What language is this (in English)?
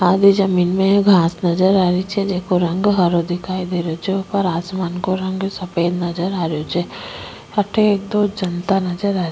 Rajasthani